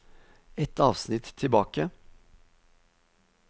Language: Norwegian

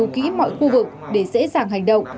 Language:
Vietnamese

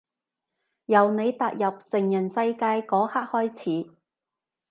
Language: Cantonese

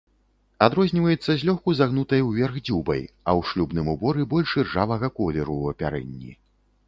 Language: Belarusian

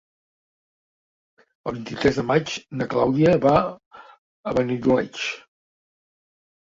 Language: Catalan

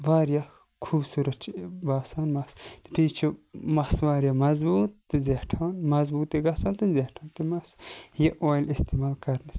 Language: Kashmiri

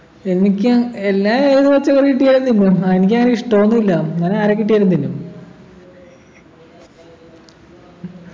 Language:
Malayalam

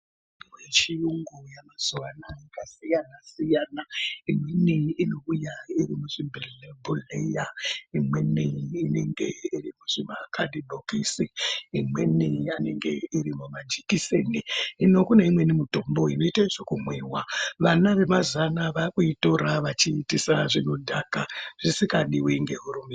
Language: Ndau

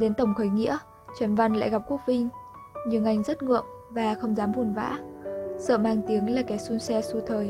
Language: Vietnamese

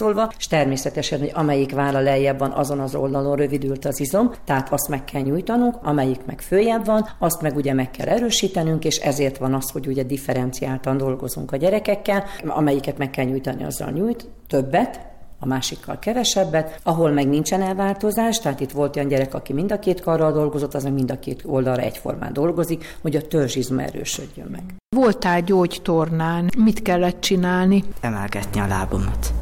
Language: Hungarian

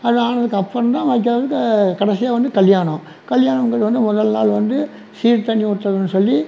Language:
Tamil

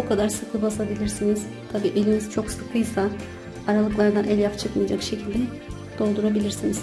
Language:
Turkish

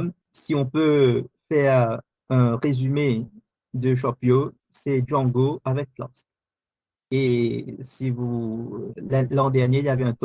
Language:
French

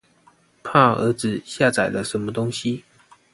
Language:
Chinese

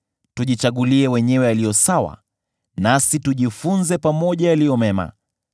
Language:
Swahili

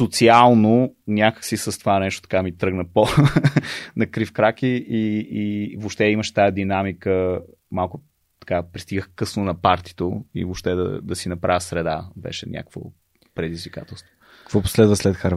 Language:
Bulgarian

